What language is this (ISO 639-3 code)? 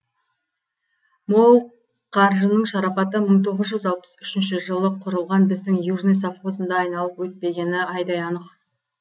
kaz